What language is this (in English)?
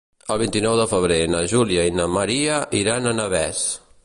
Catalan